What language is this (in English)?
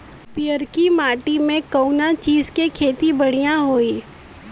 Bhojpuri